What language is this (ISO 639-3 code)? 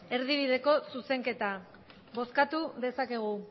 eus